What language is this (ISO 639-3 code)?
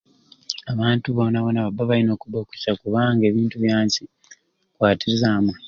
ruc